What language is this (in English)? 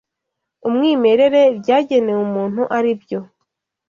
Kinyarwanda